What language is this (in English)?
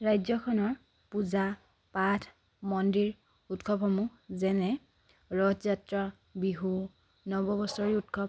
Assamese